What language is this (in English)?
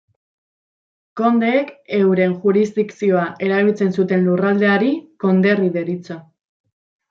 Basque